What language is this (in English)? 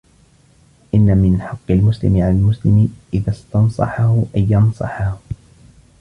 Arabic